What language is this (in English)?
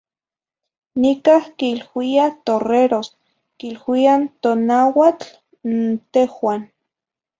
Zacatlán-Ahuacatlán-Tepetzintla Nahuatl